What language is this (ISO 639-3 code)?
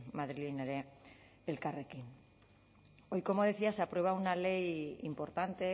spa